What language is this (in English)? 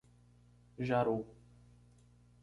Portuguese